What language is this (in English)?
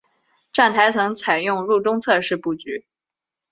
Chinese